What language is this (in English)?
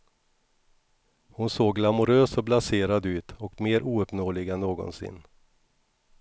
Swedish